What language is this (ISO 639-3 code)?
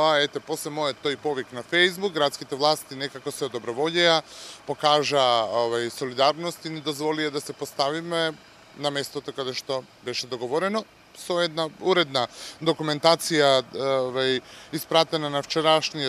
mkd